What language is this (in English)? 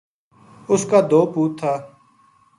Gujari